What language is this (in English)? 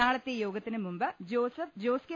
Malayalam